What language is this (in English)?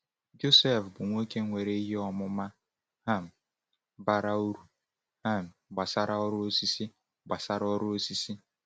Igbo